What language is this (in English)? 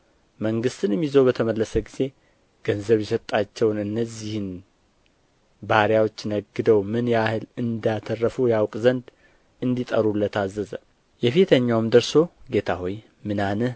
Amharic